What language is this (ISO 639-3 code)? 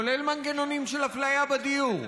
heb